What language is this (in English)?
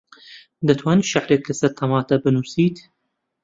Central Kurdish